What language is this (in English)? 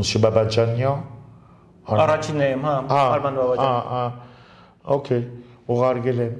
Romanian